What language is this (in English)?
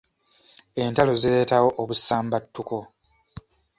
Ganda